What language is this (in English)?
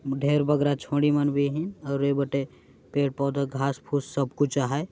Sadri